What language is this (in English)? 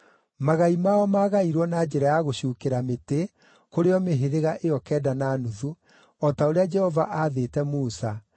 Kikuyu